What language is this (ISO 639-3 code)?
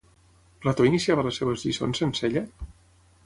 cat